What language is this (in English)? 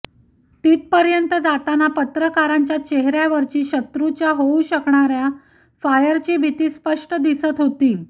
Marathi